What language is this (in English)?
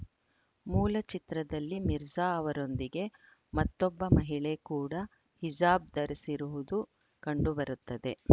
Kannada